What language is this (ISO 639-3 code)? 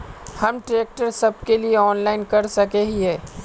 mag